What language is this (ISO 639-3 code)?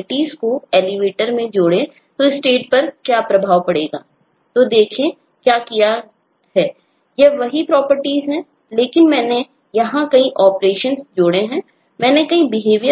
hin